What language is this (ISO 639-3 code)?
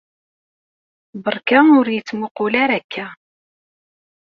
kab